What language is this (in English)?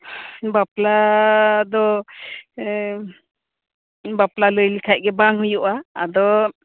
Santali